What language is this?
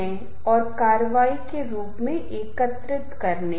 Hindi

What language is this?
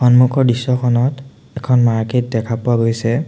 Assamese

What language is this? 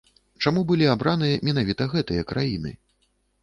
Belarusian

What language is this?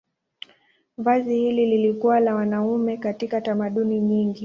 Swahili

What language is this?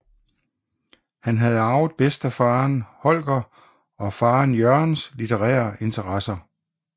Danish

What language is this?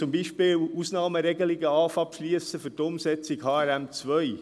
Swiss German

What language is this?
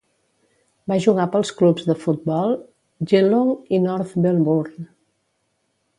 Catalan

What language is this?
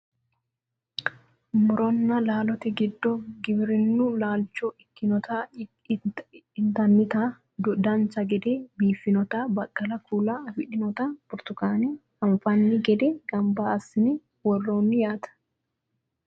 Sidamo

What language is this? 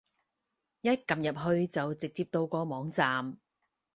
Cantonese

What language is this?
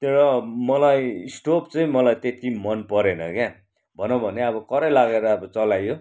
Nepali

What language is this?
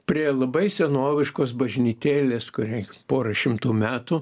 Lithuanian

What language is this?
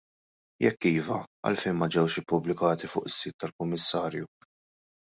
Maltese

